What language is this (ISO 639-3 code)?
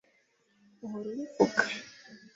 kin